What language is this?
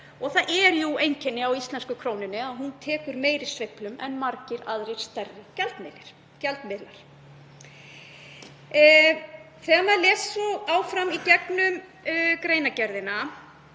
Icelandic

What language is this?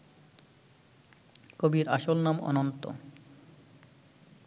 Bangla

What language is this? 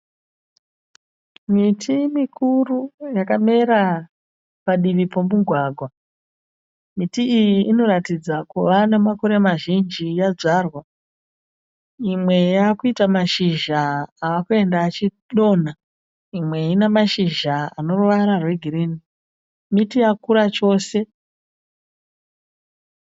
Shona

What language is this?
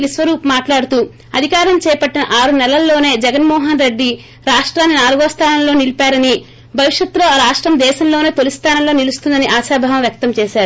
Telugu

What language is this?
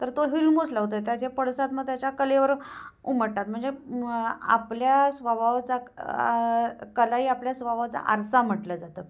Marathi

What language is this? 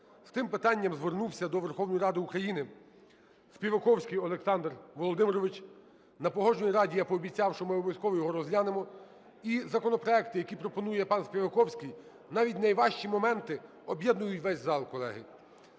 Ukrainian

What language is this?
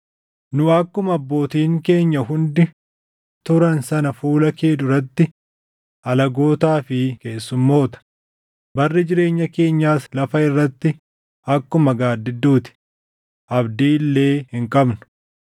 Oromo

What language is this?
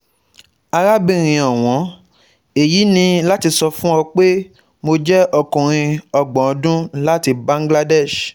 Yoruba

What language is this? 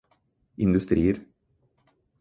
Norwegian Bokmål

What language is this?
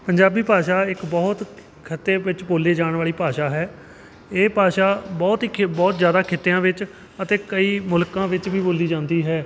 Punjabi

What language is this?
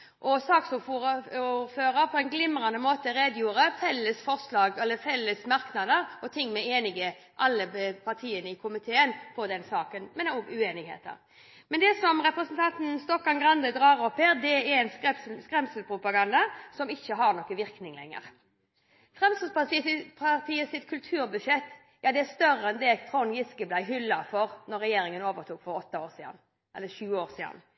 Norwegian Bokmål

